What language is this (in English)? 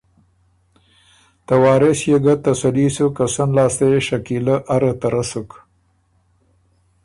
Ormuri